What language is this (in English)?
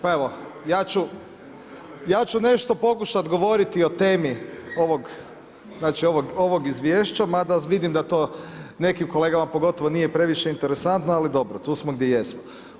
Croatian